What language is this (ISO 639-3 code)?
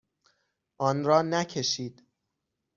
fas